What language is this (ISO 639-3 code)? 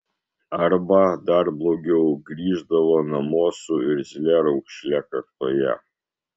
lit